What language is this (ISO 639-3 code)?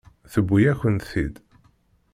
kab